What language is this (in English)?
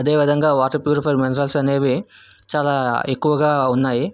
Telugu